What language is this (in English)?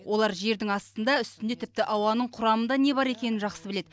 Kazakh